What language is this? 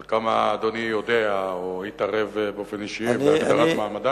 Hebrew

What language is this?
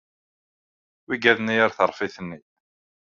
Kabyle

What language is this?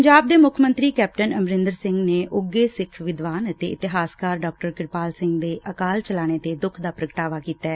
Punjabi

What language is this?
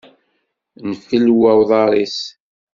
Kabyle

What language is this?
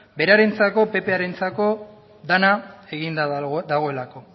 Basque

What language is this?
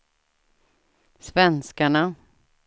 Swedish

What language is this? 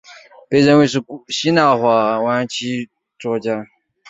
Chinese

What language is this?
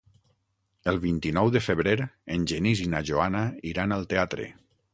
Catalan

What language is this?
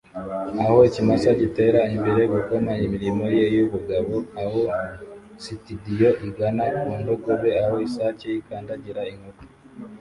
Kinyarwanda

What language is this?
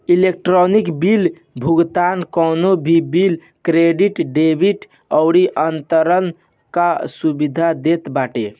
Bhojpuri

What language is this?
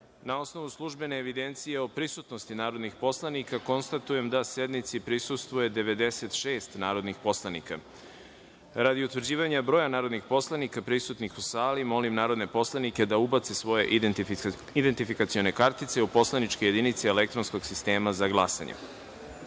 Serbian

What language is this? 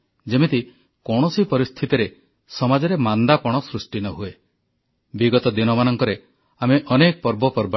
Odia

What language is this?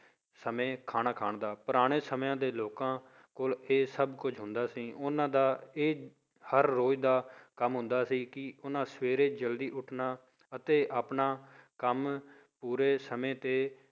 Punjabi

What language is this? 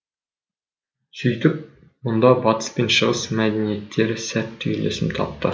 Kazakh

